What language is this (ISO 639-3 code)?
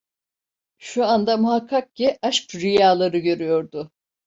tur